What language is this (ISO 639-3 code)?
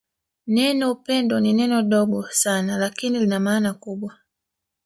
swa